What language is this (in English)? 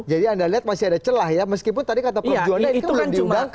Indonesian